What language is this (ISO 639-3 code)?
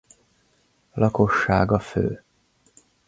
hun